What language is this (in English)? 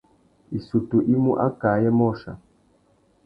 Tuki